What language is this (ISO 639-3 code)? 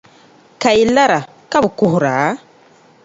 dag